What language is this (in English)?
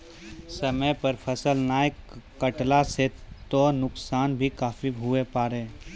Maithili